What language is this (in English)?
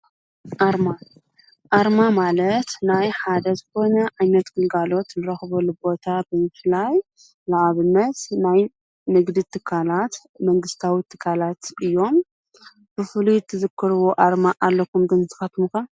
Tigrinya